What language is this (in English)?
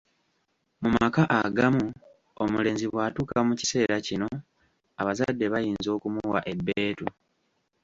Ganda